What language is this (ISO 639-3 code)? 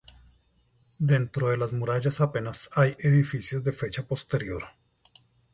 spa